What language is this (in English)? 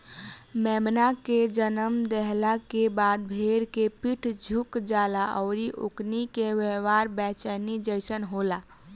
Bhojpuri